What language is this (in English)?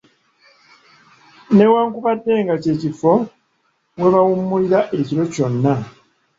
Ganda